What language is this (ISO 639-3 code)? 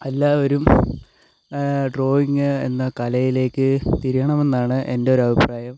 mal